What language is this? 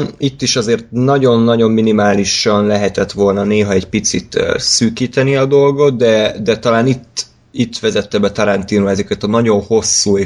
Hungarian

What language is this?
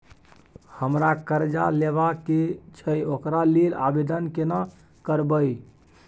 Maithili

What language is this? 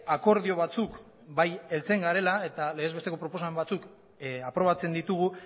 Basque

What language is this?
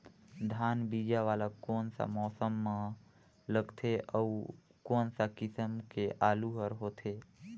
Chhattisgarhi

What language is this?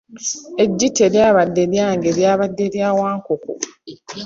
Ganda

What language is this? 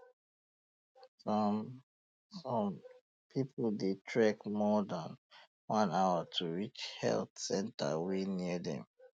Nigerian Pidgin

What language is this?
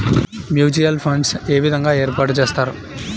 Telugu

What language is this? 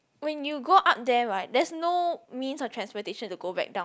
English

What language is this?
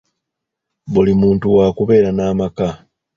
Ganda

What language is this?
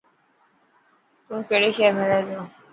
Dhatki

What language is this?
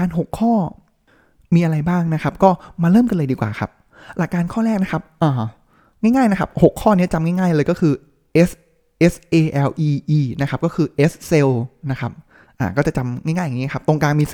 Thai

